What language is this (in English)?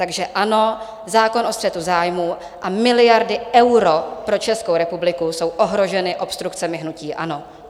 Czech